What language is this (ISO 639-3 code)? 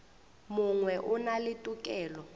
nso